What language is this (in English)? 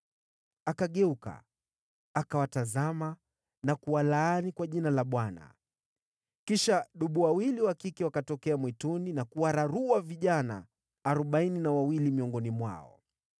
Swahili